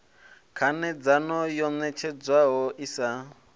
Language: Venda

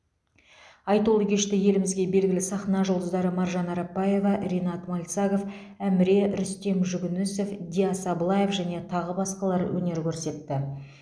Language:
Kazakh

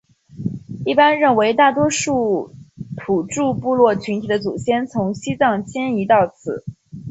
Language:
Chinese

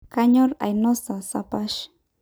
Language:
Masai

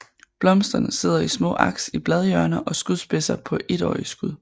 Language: Danish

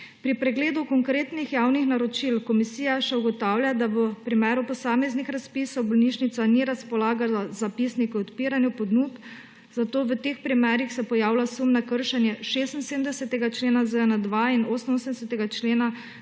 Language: Slovenian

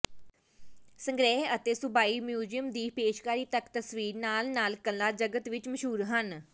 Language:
Punjabi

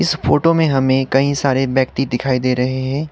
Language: Hindi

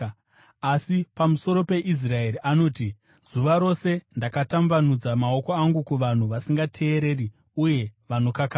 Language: Shona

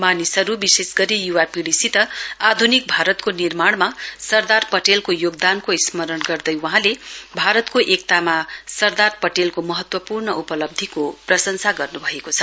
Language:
Nepali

